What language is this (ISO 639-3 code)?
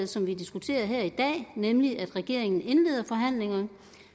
dan